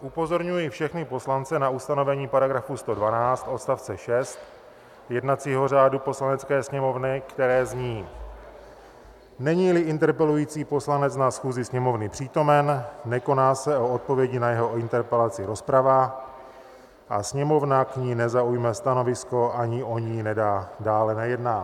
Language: Czech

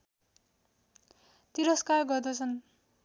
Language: Nepali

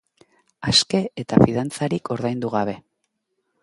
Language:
Basque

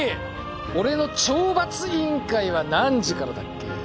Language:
Japanese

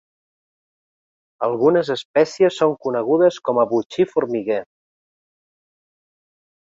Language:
Catalan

